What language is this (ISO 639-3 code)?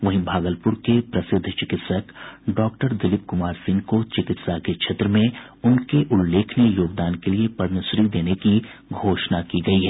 hin